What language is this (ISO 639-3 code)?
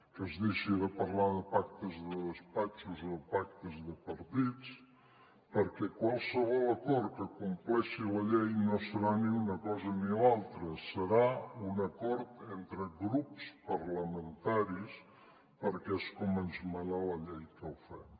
cat